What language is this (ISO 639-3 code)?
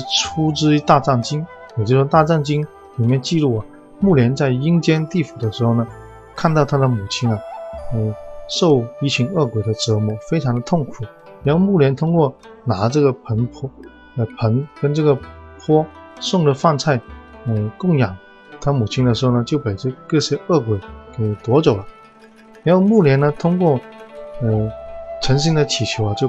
zho